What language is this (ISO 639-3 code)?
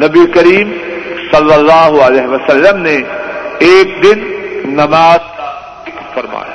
urd